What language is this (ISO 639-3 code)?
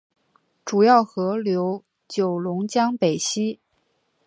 zho